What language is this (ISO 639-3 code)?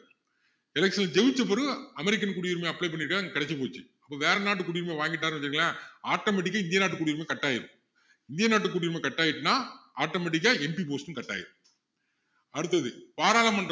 tam